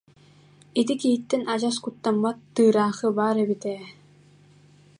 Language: Yakut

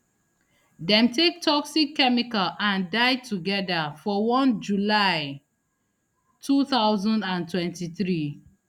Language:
Nigerian Pidgin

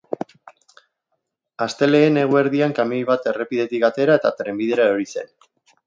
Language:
Basque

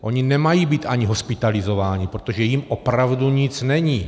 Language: Czech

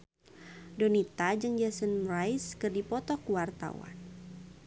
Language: Sundanese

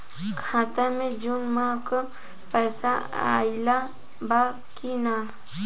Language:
Bhojpuri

